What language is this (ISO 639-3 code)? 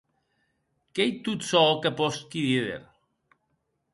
oci